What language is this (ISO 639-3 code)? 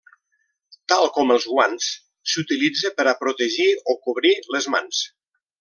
cat